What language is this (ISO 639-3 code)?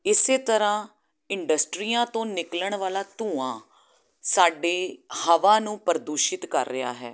pan